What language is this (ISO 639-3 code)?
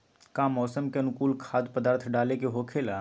mag